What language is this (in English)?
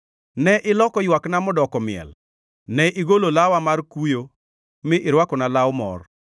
Luo (Kenya and Tanzania)